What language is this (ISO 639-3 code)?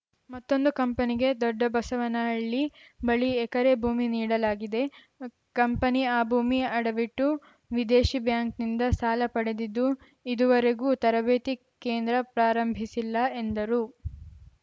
kan